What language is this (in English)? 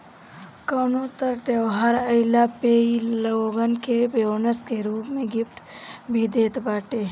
Bhojpuri